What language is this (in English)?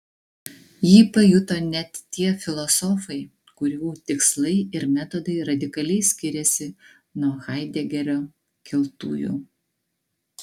Lithuanian